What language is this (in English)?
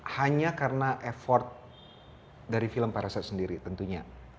Indonesian